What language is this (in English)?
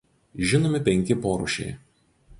Lithuanian